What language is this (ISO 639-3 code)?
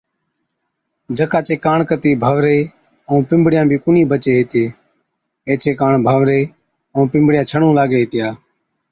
odk